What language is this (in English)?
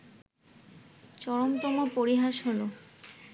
Bangla